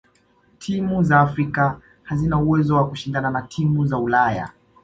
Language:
Swahili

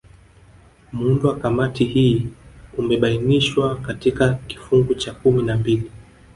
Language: Swahili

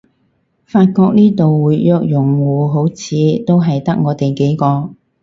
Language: Cantonese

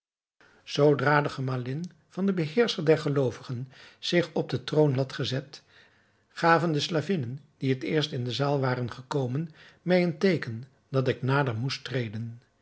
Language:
Dutch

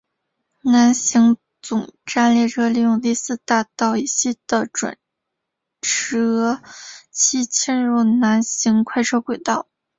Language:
Chinese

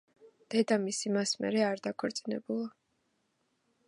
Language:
Georgian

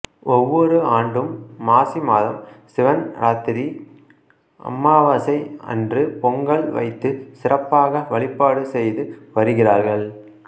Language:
Tamil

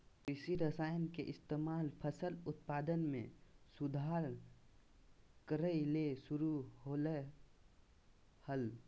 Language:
Magahi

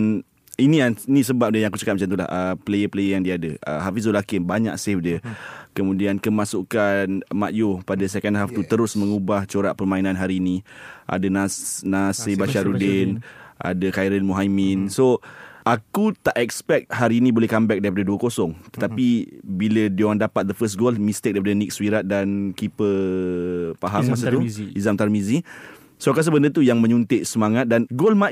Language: Malay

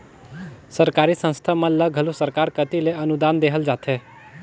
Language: Chhattisgarhi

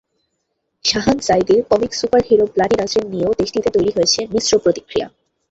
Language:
Bangla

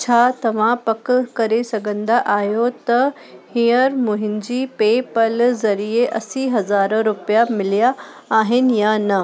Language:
Sindhi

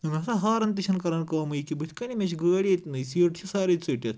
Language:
Kashmiri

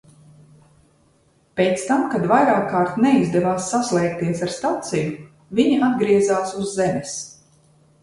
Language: Latvian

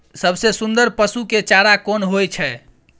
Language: Maithili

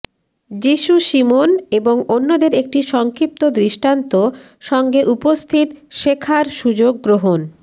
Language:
Bangla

